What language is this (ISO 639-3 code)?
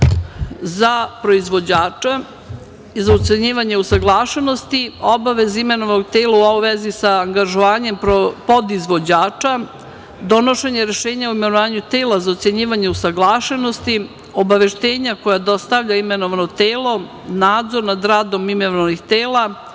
srp